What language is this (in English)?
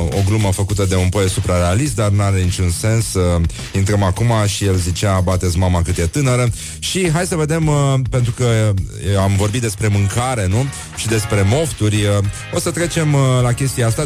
Romanian